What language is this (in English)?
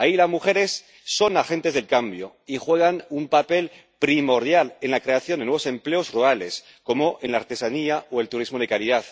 Spanish